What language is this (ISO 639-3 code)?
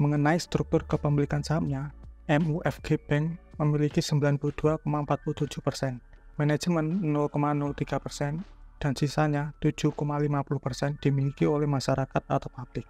ind